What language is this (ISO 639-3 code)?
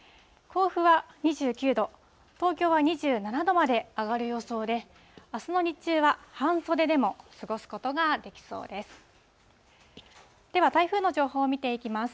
jpn